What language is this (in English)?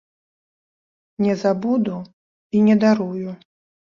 Belarusian